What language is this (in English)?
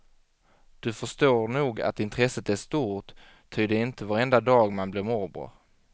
Swedish